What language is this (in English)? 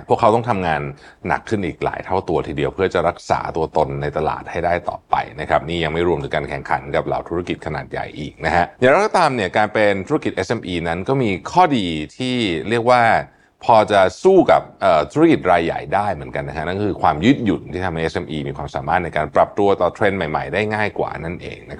Thai